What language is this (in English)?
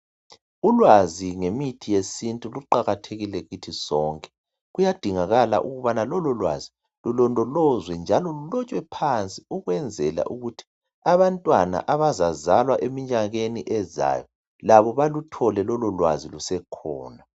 North Ndebele